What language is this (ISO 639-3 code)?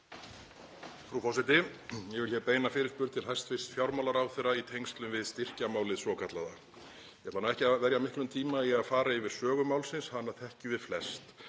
isl